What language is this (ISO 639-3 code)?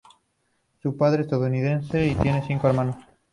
spa